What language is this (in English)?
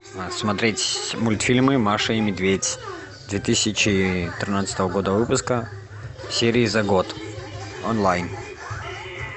Russian